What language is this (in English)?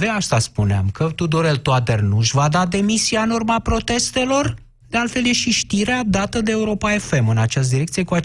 Romanian